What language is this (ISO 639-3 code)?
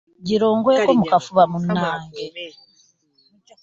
lug